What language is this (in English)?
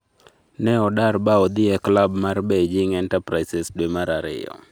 Luo (Kenya and Tanzania)